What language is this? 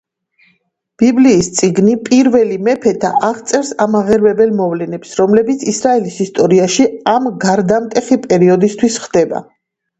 Georgian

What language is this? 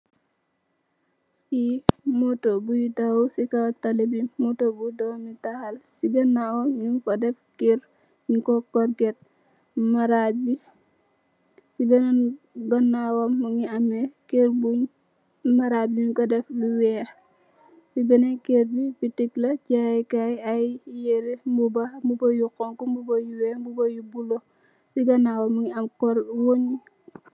Wolof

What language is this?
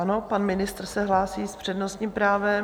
Czech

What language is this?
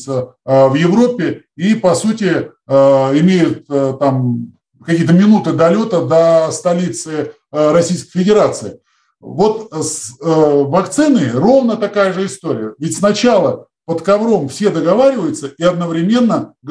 Russian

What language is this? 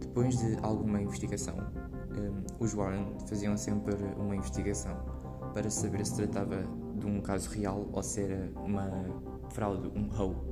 Portuguese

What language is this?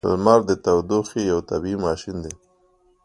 Pashto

